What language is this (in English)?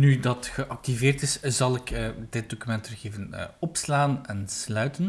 Dutch